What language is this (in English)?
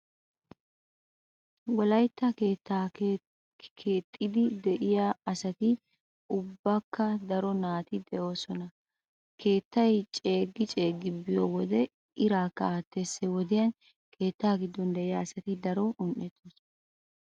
Wolaytta